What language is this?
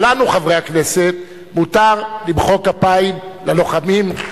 Hebrew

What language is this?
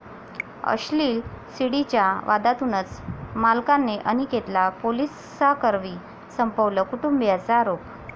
Marathi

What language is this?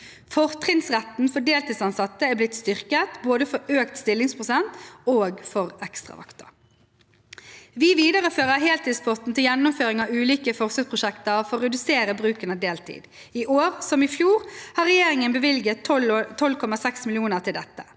Norwegian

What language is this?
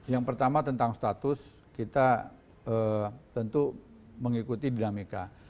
Indonesian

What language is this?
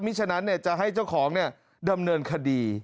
Thai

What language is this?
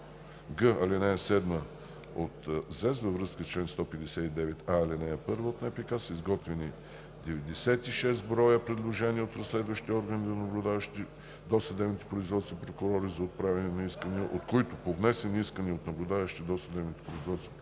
Bulgarian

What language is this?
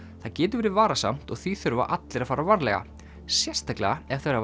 Icelandic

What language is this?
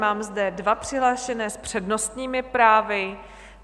Czech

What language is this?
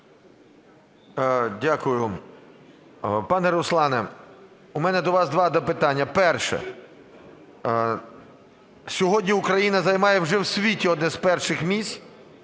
Ukrainian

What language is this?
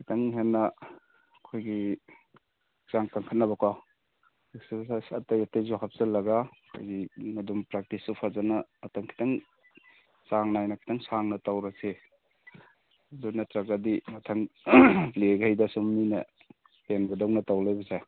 Manipuri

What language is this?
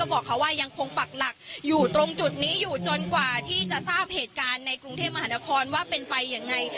Thai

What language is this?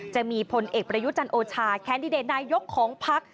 Thai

